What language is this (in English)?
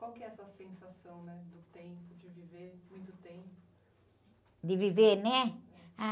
Portuguese